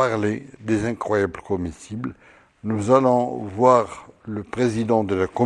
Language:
French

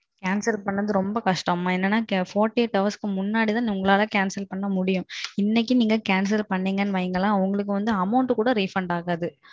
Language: Tamil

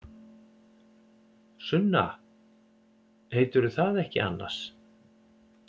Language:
Icelandic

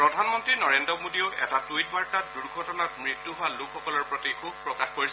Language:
Assamese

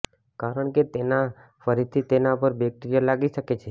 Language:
Gujarati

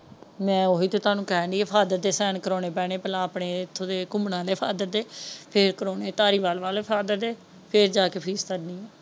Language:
Punjabi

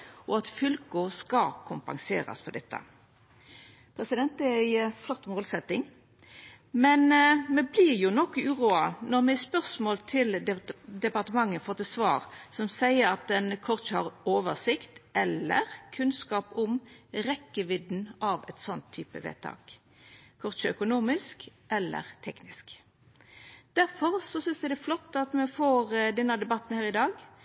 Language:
Norwegian Nynorsk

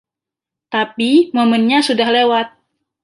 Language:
Indonesian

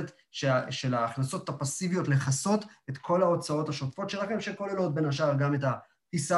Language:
Hebrew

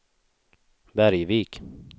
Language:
Swedish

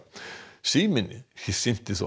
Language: Icelandic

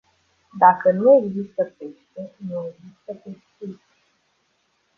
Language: Romanian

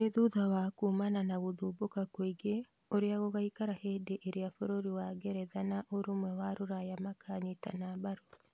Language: Kikuyu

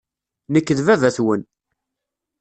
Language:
Kabyle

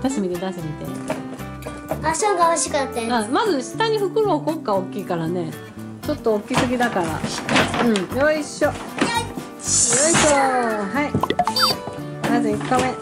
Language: Japanese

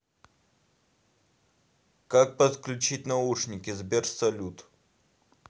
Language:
Russian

